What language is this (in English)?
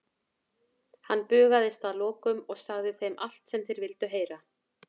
Icelandic